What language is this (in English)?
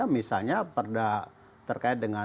Indonesian